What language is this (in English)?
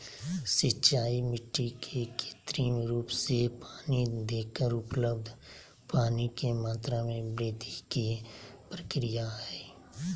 Magahi